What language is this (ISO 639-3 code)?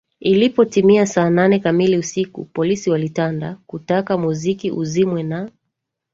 swa